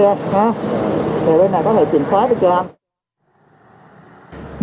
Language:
Vietnamese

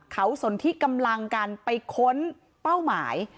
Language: Thai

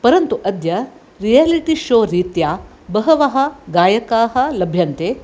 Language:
Sanskrit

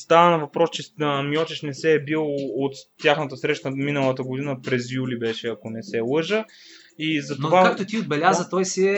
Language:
Bulgarian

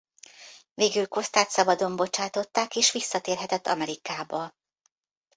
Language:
Hungarian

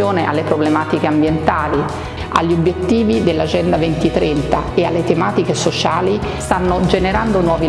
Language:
Italian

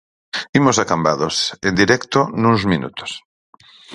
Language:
Galician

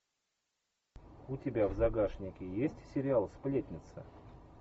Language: Russian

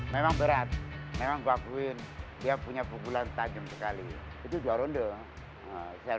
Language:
Indonesian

